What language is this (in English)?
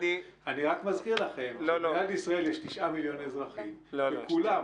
Hebrew